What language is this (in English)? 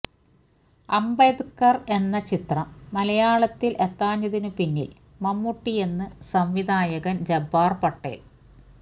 Malayalam